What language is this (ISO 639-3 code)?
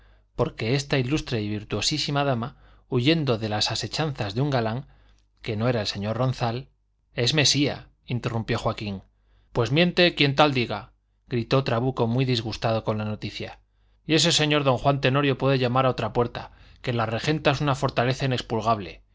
spa